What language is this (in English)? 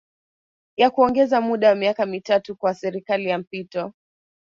Swahili